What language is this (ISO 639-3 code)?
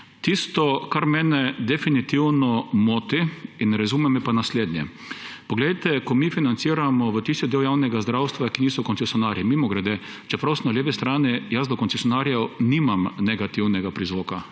slv